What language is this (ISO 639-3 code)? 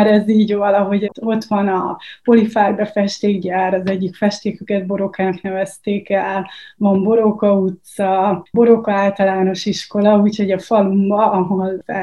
hun